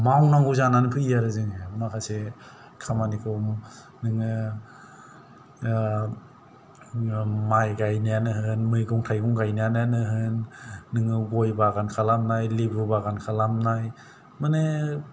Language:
Bodo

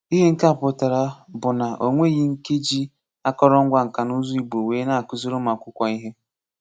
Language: Igbo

